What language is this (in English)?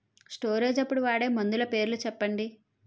Telugu